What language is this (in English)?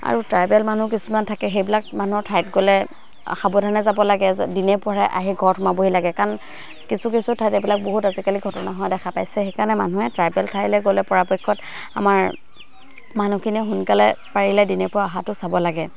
Assamese